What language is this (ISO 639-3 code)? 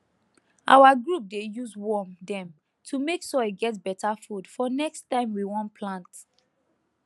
pcm